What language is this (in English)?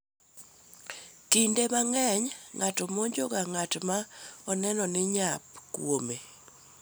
Luo (Kenya and Tanzania)